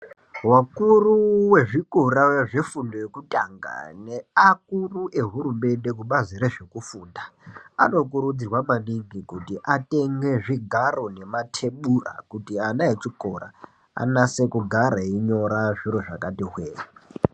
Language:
Ndau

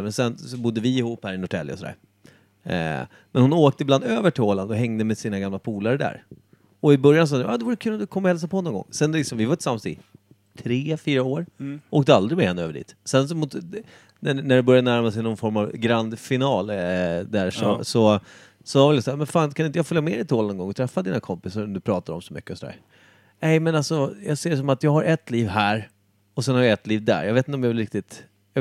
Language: Swedish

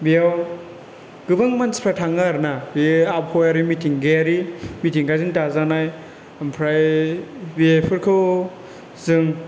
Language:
Bodo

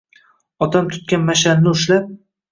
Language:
Uzbek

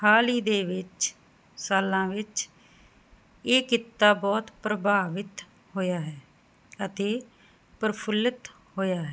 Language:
Punjabi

